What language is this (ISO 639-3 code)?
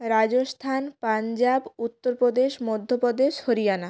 ben